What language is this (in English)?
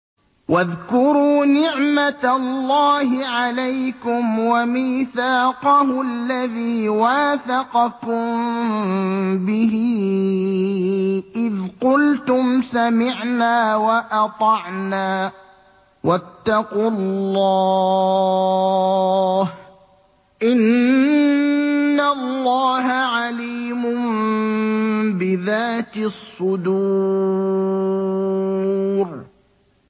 Arabic